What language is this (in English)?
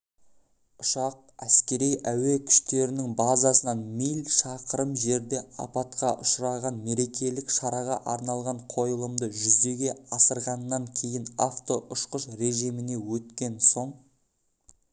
Kazakh